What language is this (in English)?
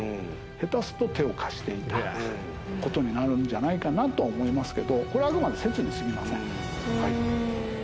Japanese